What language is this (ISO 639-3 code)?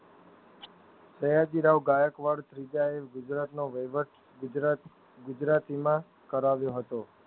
guj